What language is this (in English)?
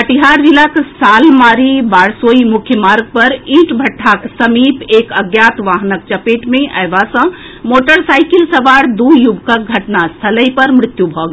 Maithili